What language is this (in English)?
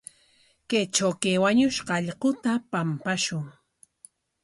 Corongo Ancash Quechua